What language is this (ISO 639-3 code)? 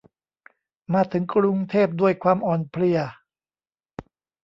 tha